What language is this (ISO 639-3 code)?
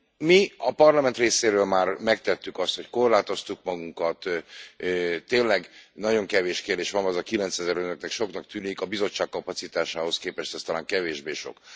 hun